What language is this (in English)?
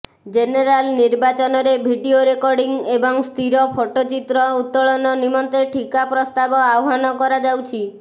Odia